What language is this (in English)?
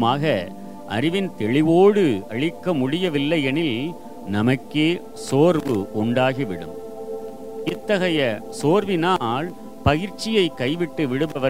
Tamil